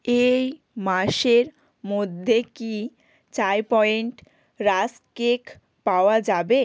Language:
Bangla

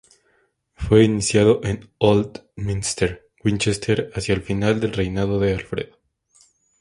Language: Spanish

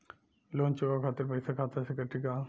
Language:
Bhojpuri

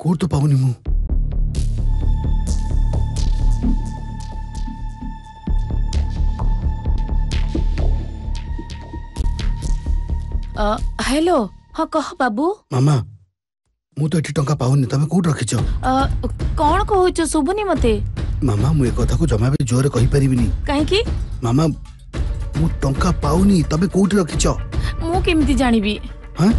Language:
Hindi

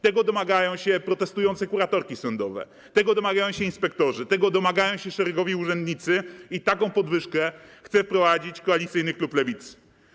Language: Polish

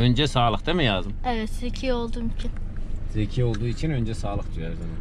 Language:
Turkish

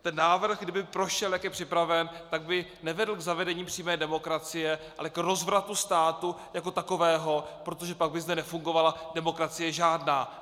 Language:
Czech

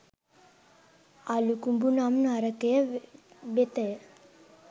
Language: Sinhala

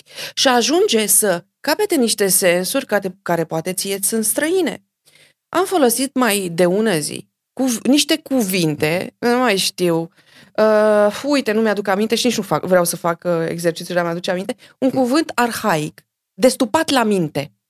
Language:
Romanian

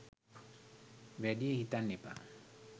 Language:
Sinhala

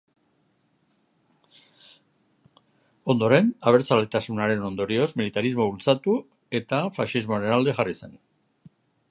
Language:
Basque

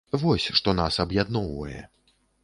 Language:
Belarusian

